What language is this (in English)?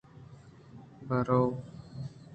Eastern Balochi